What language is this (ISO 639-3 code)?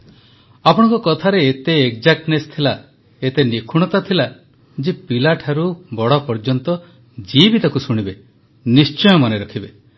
ori